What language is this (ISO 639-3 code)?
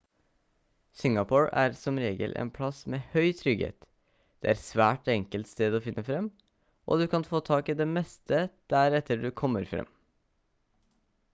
nob